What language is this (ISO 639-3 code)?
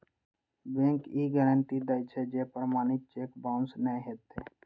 mai